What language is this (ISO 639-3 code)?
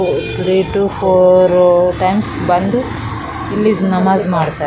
kan